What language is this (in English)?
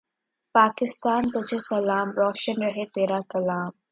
Urdu